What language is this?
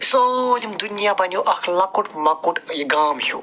Kashmiri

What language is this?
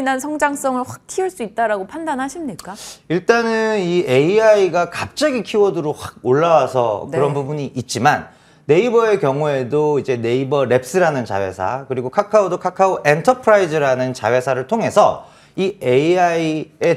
Korean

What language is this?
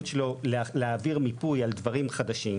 Hebrew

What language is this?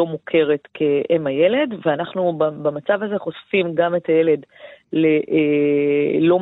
Hebrew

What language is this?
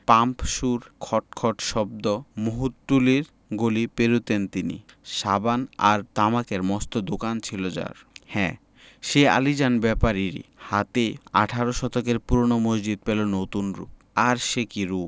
Bangla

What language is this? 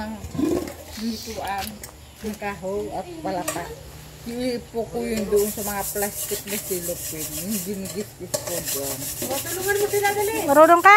Filipino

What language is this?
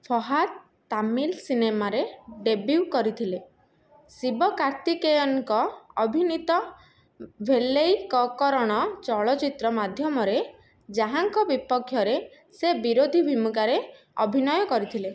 Odia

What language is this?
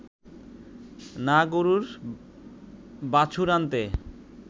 Bangla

